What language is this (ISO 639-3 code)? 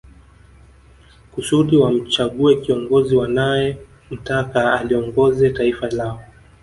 swa